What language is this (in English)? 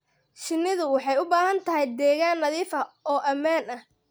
Somali